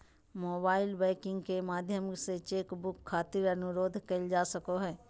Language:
Magahi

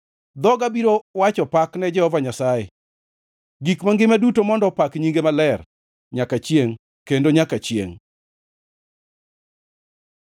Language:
Luo (Kenya and Tanzania)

